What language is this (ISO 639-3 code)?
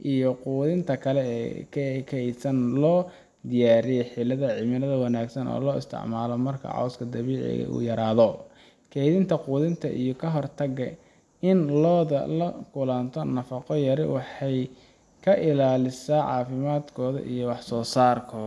som